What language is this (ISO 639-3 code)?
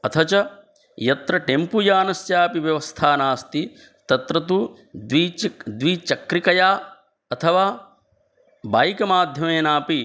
san